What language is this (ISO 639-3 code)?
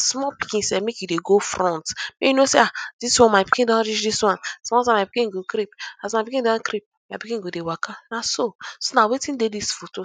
pcm